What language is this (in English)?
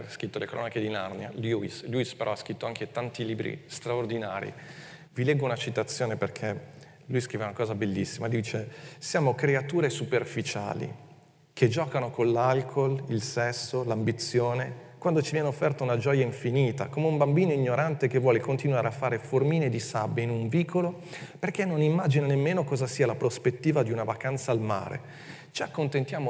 Italian